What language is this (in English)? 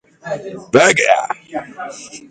Chinese